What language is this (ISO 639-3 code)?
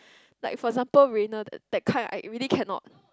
eng